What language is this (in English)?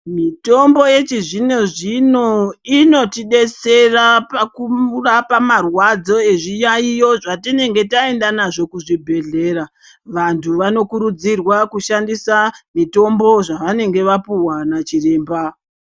Ndau